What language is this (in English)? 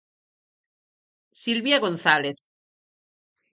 Galician